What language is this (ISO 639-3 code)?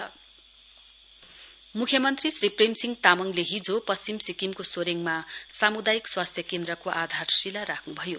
nep